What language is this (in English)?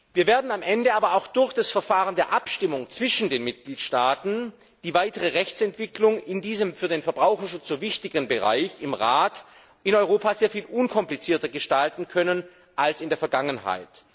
German